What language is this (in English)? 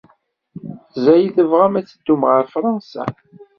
Kabyle